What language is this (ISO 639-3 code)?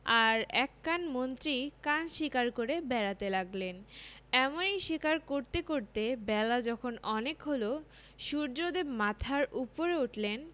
ben